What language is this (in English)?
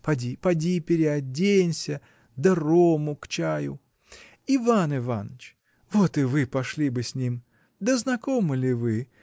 Russian